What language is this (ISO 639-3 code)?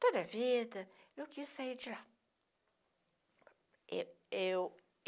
por